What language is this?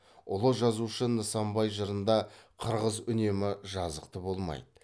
Kazakh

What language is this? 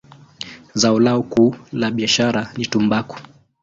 Swahili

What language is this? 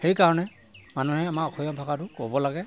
Assamese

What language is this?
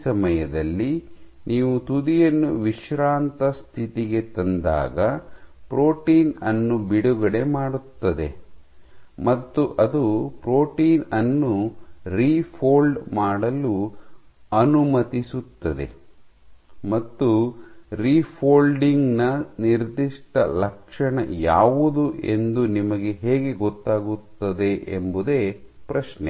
Kannada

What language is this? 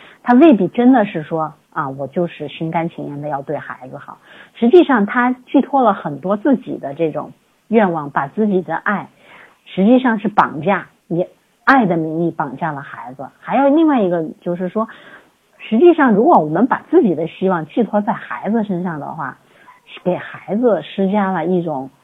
Chinese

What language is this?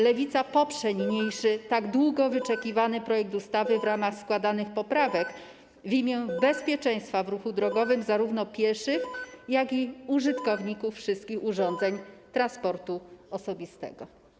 Polish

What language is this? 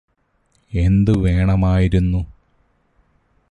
Malayalam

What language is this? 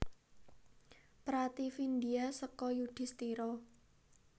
Javanese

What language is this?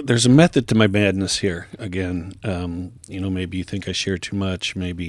English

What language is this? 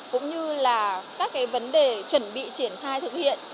Vietnamese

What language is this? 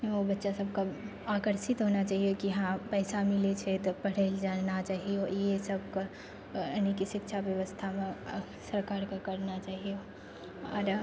Maithili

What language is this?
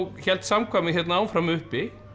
Icelandic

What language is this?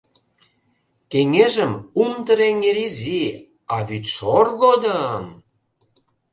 Mari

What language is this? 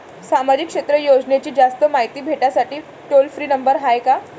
Marathi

